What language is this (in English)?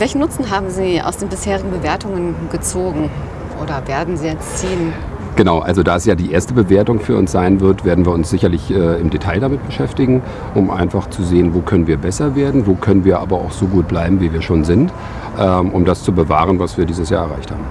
German